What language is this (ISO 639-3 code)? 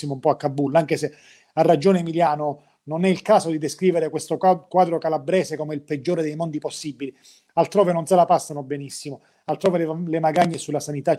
ita